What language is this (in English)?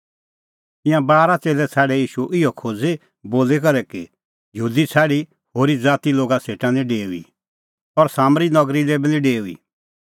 Kullu Pahari